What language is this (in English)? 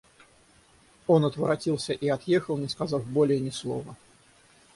Russian